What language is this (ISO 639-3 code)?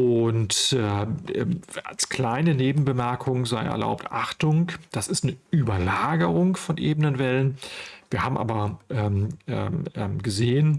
deu